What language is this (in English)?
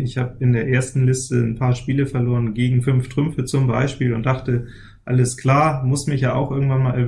German